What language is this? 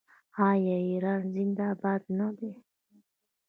Pashto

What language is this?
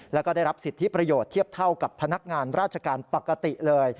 Thai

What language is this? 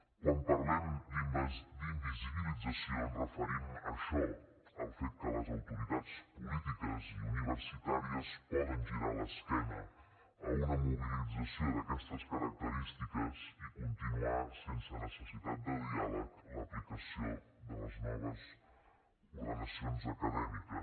Catalan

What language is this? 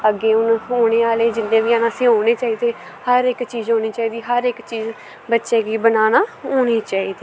Dogri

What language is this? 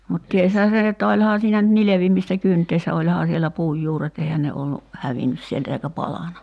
Finnish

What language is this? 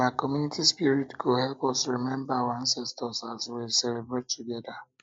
Nigerian Pidgin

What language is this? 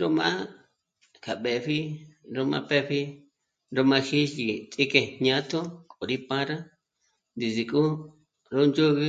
Michoacán Mazahua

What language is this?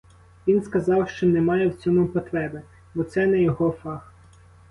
Ukrainian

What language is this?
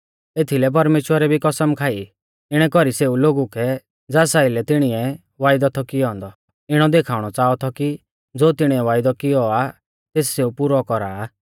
Mahasu Pahari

